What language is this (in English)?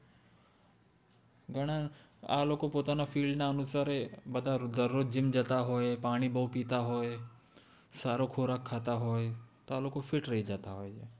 Gujarati